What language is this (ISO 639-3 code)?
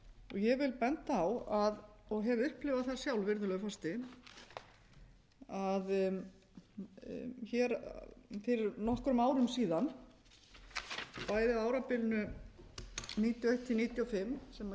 isl